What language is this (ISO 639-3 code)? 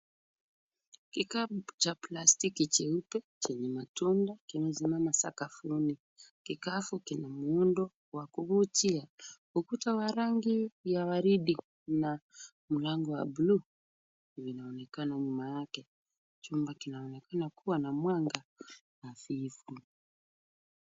swa